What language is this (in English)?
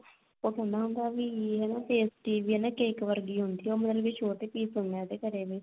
Punjabi